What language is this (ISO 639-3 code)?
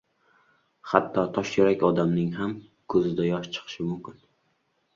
uzb